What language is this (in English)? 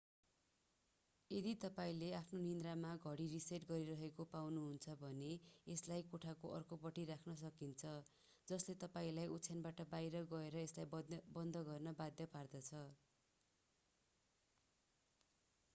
Nepali